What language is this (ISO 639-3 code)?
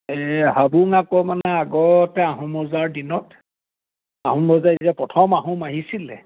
asm